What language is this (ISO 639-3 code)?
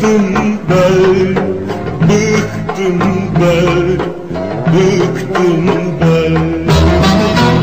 tur